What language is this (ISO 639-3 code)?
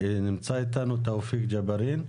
heb